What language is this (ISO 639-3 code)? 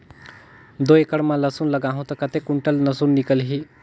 hne